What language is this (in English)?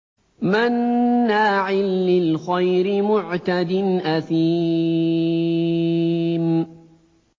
Arabic